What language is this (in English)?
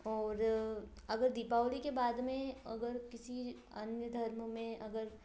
Hindi